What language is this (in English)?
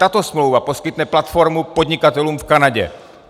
Czech